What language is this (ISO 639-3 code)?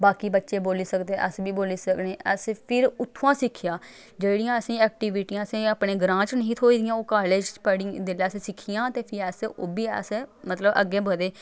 doi